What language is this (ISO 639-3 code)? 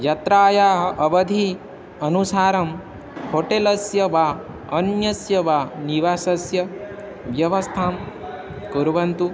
san